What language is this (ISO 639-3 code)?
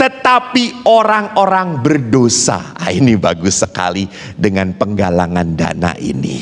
ind